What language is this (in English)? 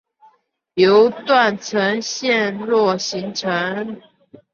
Chinese